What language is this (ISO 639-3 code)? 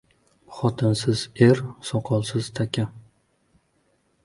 uzb